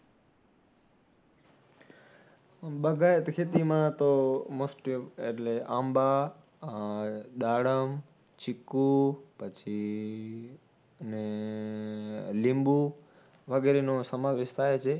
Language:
Gujarati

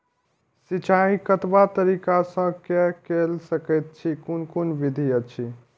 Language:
Maithili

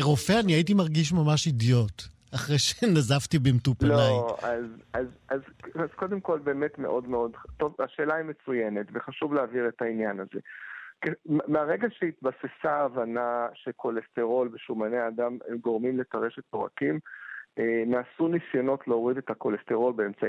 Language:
Hebrew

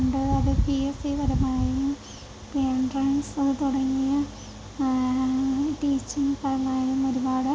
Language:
Malayalam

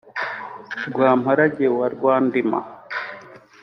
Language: Kinyarwanda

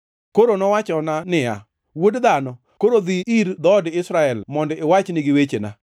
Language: Luo (Kenya and Tanzania)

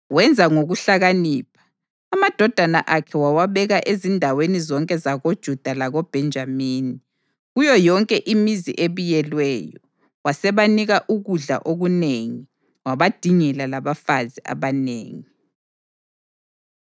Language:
North Ndebele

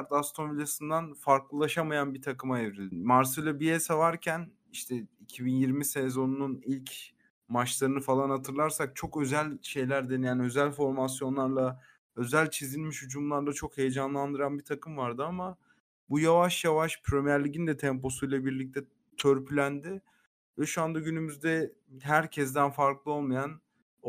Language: Turkish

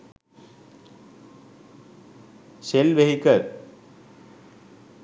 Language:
Sinhala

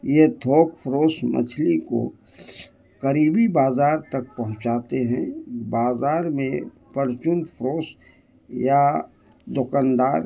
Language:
Urdu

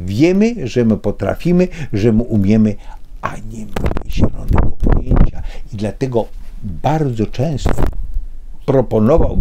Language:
Polish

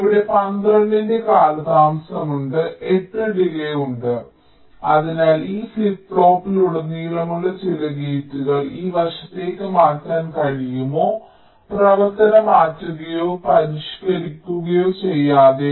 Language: Malayalam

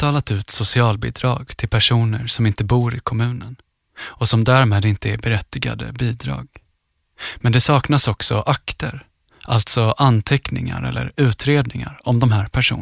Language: Swedish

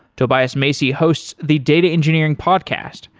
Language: English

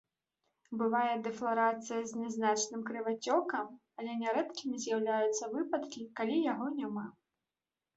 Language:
Belarusian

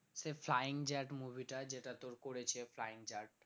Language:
Bangla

